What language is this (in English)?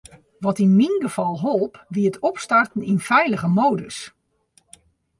Western Frisian